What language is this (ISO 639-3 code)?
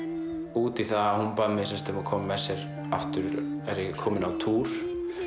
isl